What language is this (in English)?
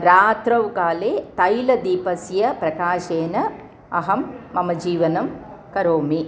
Sanskrit